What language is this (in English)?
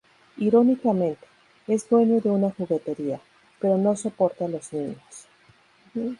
Spanish